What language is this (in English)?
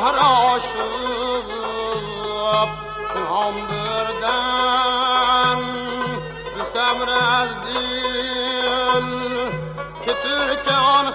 Uzbek